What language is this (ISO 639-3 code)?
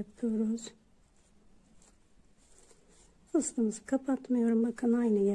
tur